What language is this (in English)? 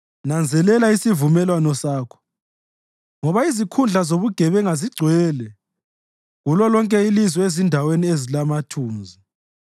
North Ndebele